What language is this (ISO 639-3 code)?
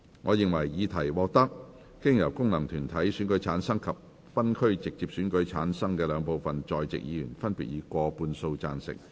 yue